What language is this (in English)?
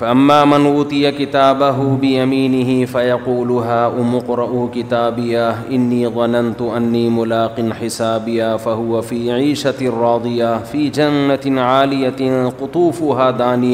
Urdu